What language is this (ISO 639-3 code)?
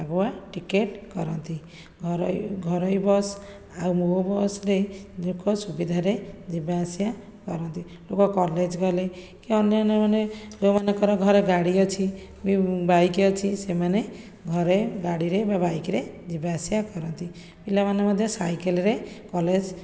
ori